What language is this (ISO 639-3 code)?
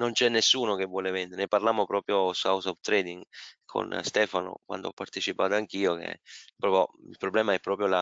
ita